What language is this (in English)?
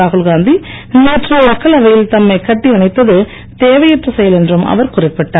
Tamil